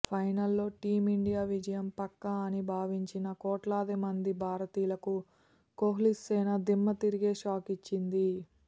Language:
Telugu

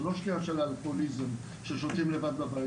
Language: Hebrew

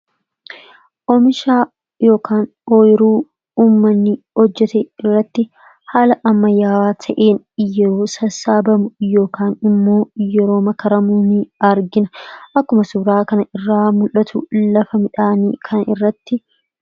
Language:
Oromo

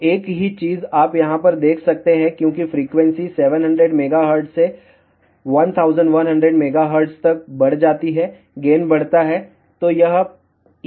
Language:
Hindi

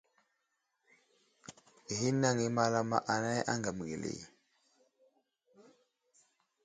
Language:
Wuzlam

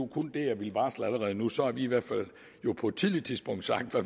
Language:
Danish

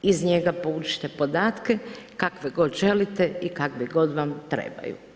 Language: Croatian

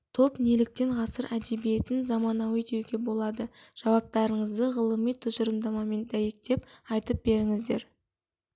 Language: Kazakh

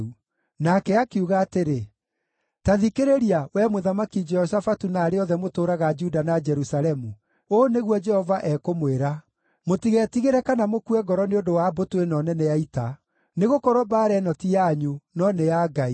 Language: Kikuyu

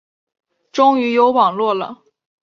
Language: Chinese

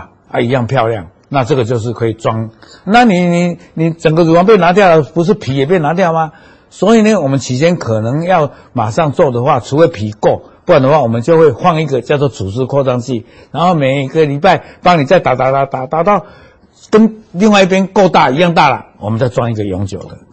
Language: Chinese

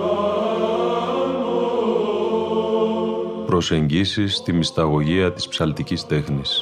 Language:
Greek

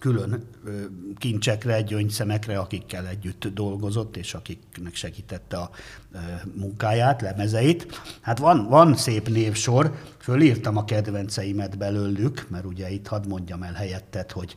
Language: Hungarian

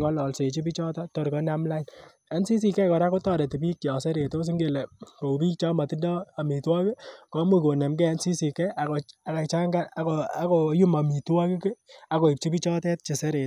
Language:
Kalenjin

